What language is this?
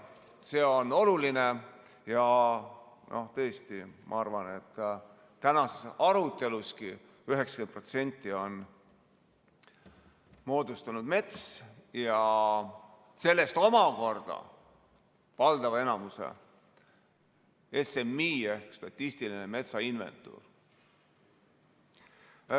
Estonian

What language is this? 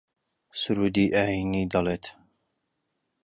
Central Kurdish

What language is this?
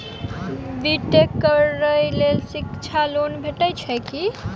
Maithili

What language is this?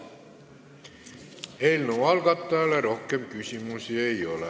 Estonian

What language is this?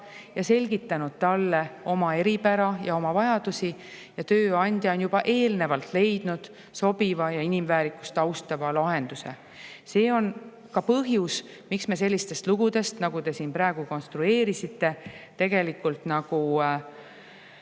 Estonian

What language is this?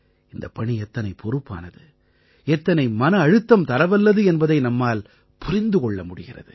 Tamil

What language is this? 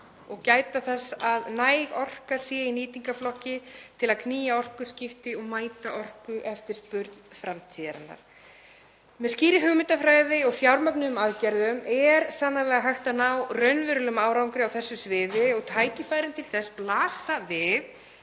Icelandic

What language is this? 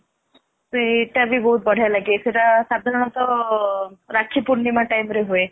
Odia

